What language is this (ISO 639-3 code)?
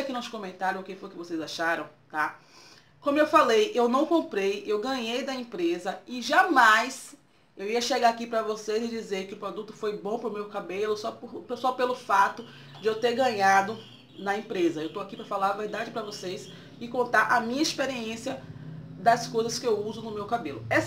por